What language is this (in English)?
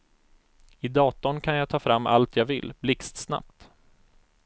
Swedish